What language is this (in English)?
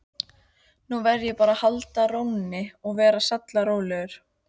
Icelandic